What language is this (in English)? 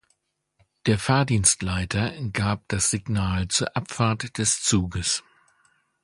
German